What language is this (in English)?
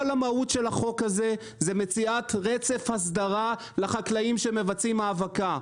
Hebrew